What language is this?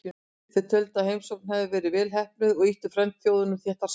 Icelandic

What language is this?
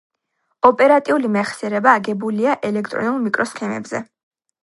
Georgian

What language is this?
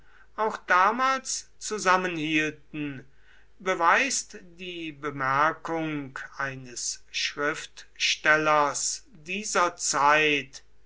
German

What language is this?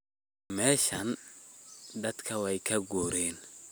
Somali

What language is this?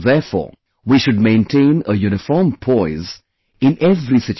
English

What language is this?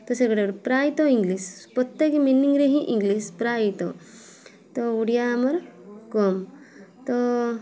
Odia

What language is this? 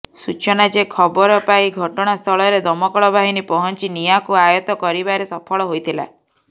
Odia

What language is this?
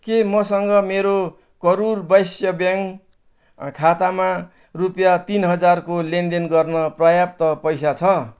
Nepali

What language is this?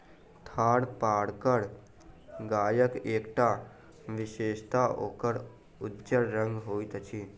Maithili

